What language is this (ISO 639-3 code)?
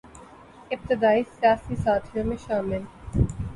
urd